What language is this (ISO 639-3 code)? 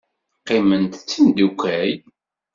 kab